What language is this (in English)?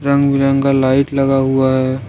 Hindi